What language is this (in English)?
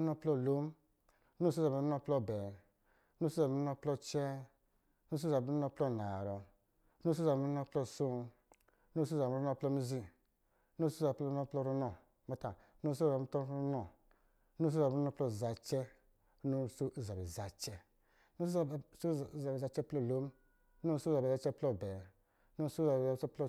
Lijili